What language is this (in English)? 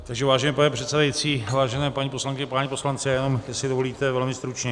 Czech